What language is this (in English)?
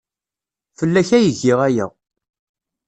Kabyle